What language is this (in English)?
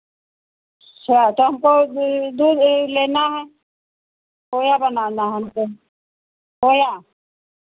Hindi